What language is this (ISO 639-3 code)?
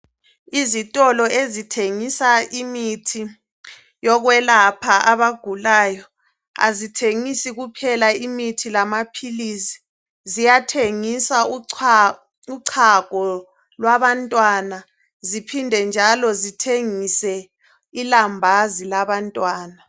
nde